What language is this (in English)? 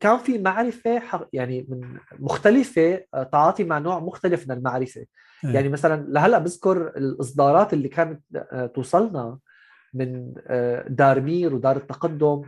Arabic